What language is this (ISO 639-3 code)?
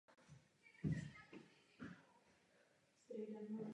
ces